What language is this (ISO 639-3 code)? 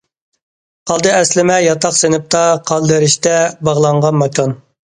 uig